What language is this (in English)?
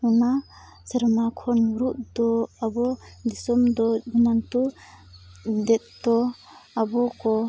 Santali